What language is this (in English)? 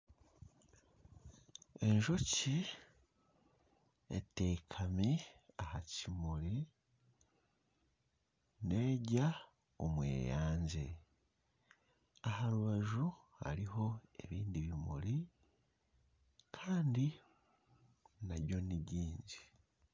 Nyankole